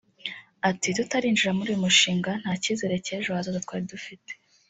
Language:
Kinyarwanda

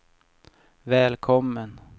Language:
Swedish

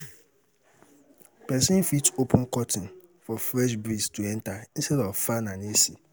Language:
Nigerian Pidgin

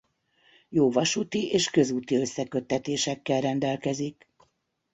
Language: Hungarian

